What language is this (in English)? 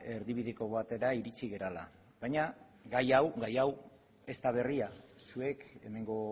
Basque